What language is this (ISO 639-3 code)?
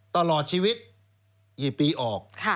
tha